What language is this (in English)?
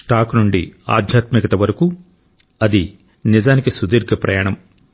Telugu